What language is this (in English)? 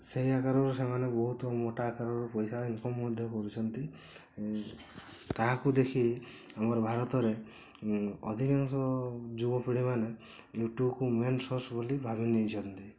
Odia